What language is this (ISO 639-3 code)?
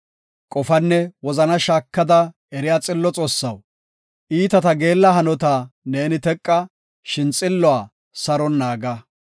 gof